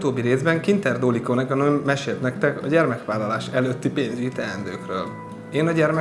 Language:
Hungarian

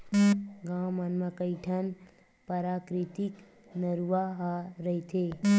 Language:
Chhattisgarhi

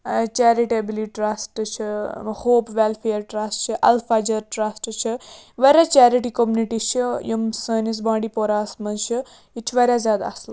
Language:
Kashmiri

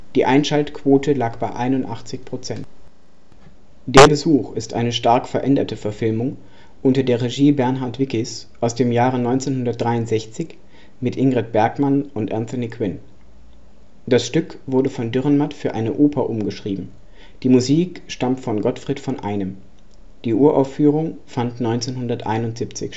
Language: German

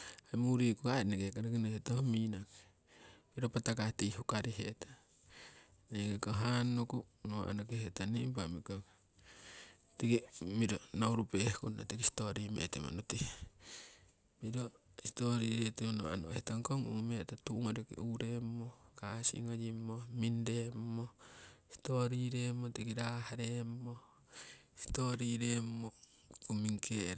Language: Siwai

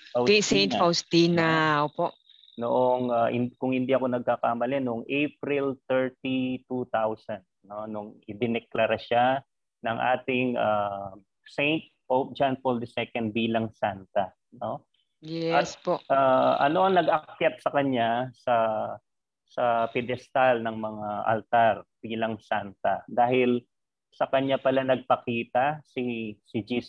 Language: Filipino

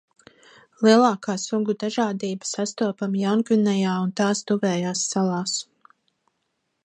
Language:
Latvian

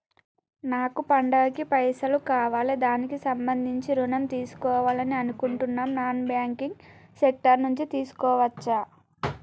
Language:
Telugu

